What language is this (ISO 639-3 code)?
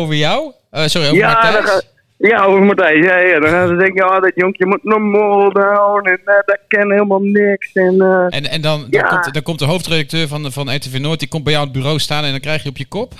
nld